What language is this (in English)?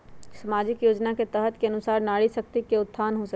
Magahi